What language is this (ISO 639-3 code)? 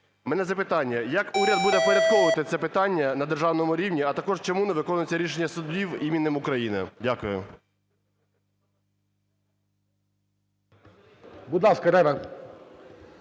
ukr